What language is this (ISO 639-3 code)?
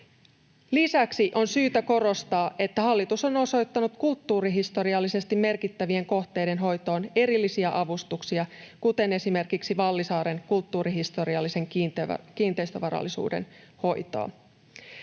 fin